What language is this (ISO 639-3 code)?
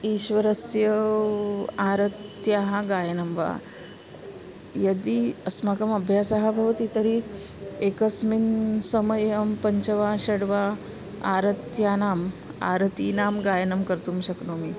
san